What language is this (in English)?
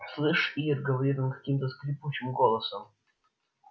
Russian